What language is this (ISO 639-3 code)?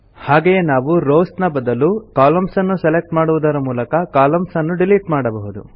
kan